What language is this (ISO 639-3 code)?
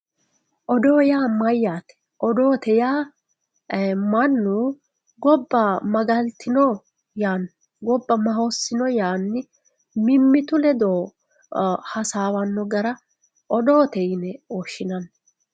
sid